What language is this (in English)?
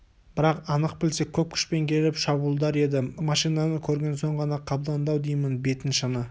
Kazakh